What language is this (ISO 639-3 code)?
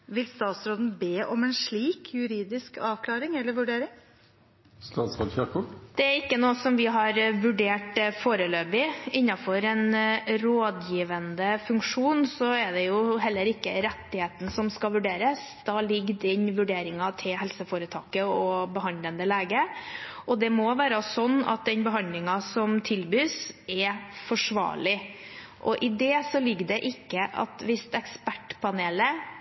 nor